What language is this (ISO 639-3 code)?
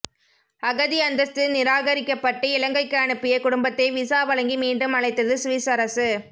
tam